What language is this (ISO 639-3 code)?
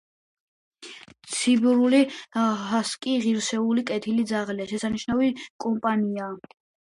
kat